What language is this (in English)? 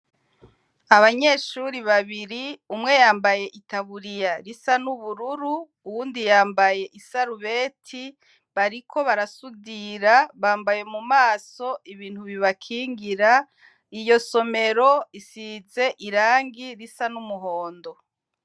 Rundi